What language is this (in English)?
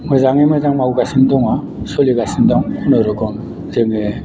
Bodo